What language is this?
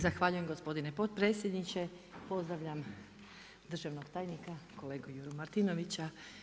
Croatian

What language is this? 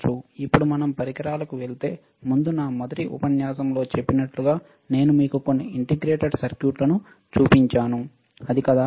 Telugu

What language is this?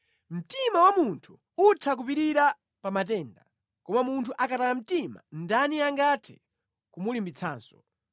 Nyanja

